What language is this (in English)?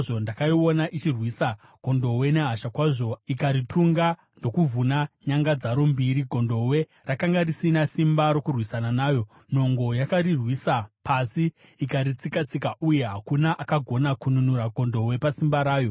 Shona